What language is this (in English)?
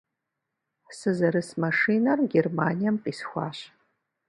Kabardian